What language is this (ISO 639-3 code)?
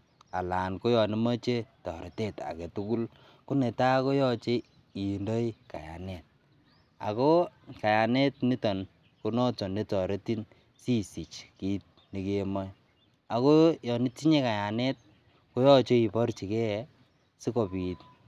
kln